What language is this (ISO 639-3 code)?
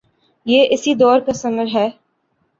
urd